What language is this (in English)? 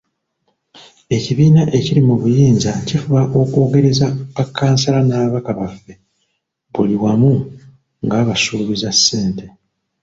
Ganda